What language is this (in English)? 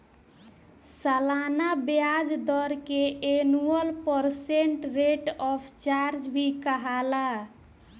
Bhojpuri